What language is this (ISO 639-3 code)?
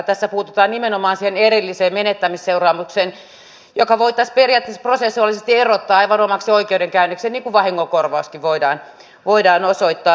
fin